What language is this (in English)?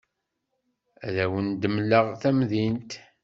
Kabyle